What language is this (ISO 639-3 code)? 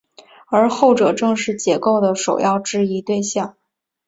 zho